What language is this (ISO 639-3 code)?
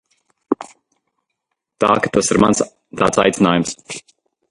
lav